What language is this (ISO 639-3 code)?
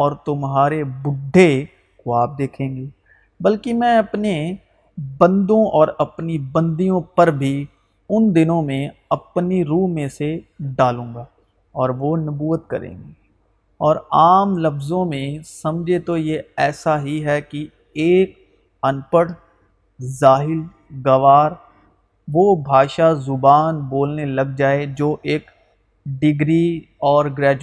urd